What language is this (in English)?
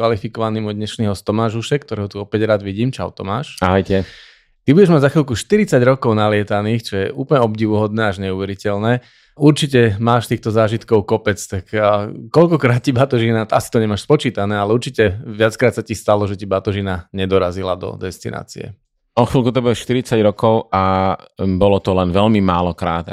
Slovak